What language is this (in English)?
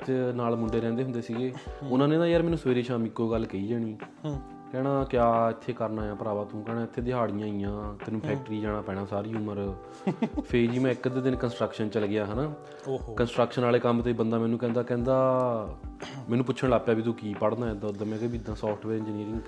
Punjabi